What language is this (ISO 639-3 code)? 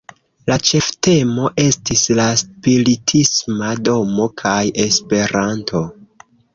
epo